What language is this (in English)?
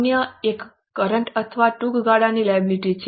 Gujarati